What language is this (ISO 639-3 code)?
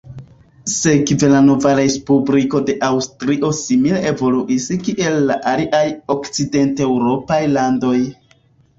epo